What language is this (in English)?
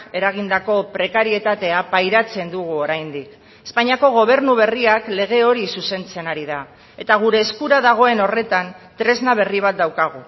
Basque